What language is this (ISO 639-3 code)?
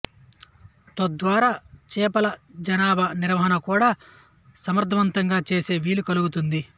tel